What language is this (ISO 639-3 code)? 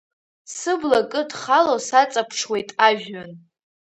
abk